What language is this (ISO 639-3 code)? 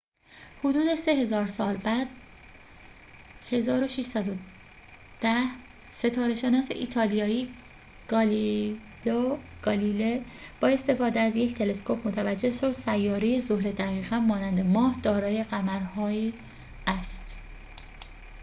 fas